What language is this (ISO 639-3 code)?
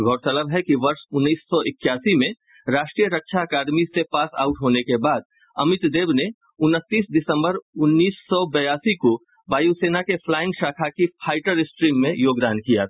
hin